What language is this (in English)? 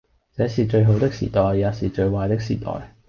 Cantonese